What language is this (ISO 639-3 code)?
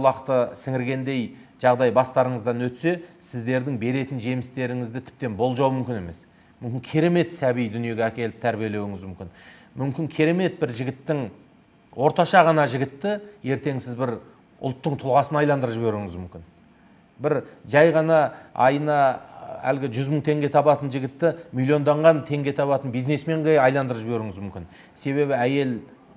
tur